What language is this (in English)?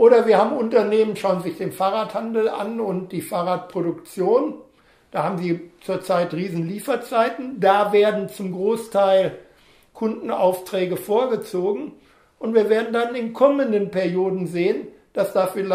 German